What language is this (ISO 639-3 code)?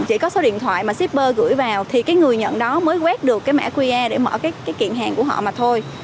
vie